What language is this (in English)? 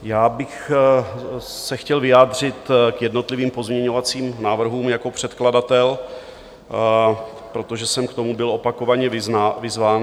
Czech